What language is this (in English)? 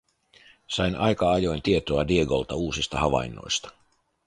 Finnish